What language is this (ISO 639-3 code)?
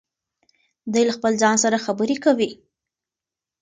pus